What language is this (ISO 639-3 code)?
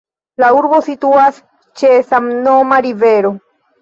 epo